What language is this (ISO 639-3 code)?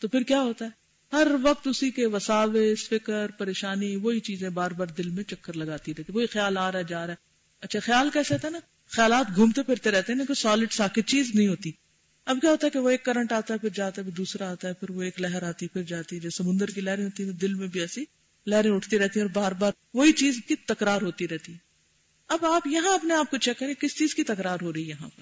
urd